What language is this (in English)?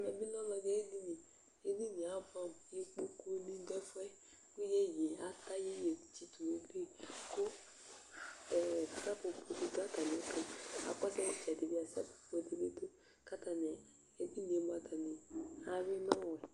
Ikposo